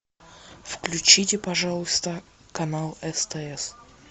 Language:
Russian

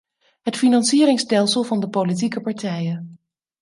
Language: Dutch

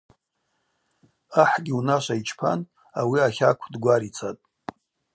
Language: Abaza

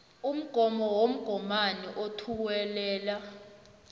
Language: South Ndebele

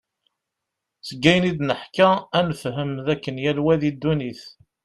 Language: Kabyle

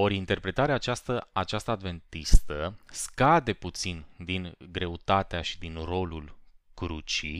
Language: Romanian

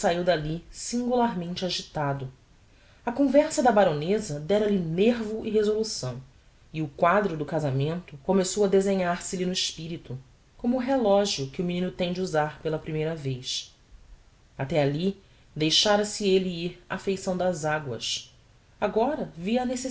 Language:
Portuguese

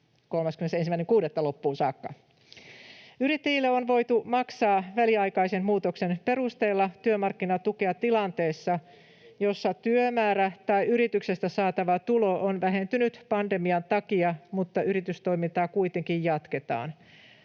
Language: Finnish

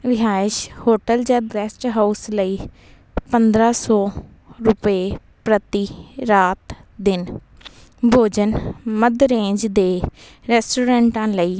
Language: Punjabi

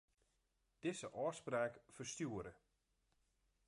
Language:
Western Frisian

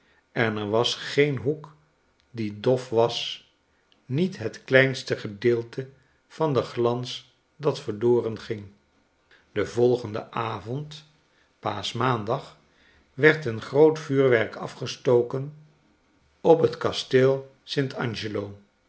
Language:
Dutch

